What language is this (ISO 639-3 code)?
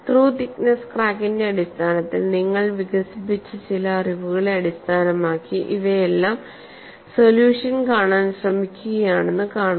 mal